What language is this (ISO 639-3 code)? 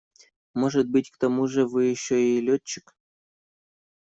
rus